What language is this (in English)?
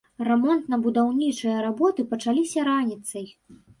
Belarusian